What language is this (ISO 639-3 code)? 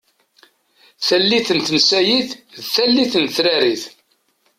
kab